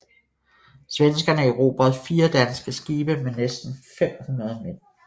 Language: Danish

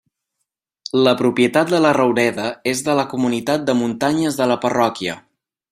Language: Catalan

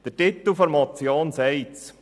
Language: Swiss German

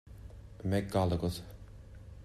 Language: Irish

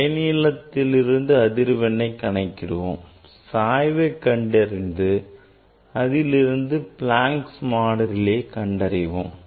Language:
Tamil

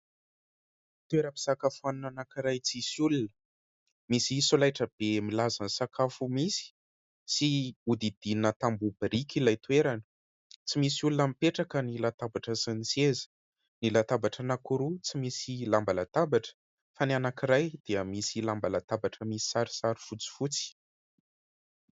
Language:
Malagasy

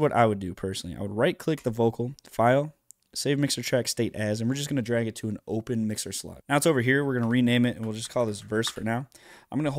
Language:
English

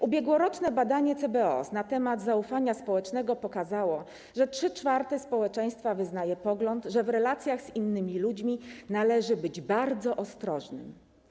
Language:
Polish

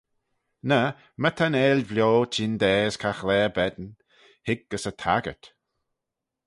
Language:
Manx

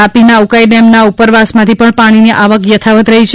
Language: Gujarati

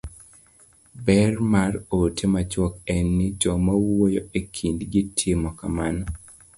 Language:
Luo (Kenya and Tanzania)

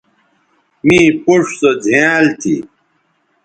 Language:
Bateri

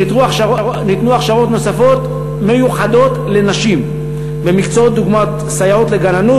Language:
Hebrew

